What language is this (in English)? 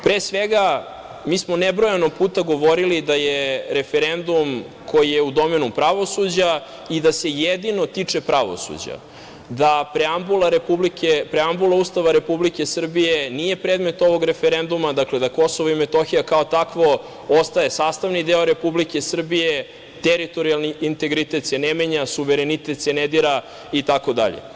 Serbian